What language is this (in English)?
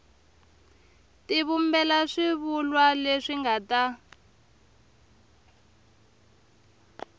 Tsonga